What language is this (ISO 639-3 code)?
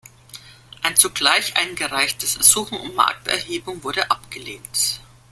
deu